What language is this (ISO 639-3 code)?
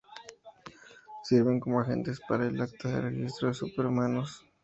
spa